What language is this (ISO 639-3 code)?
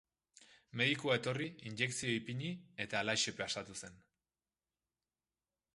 eus